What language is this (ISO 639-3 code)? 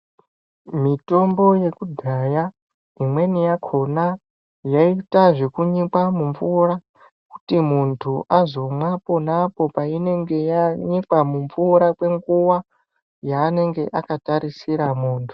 ndc